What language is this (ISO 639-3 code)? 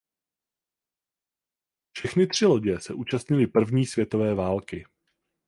ces